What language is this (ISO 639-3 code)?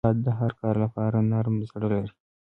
pus